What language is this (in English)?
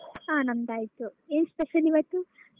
Kannada